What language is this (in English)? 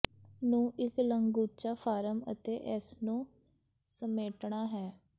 Punjabi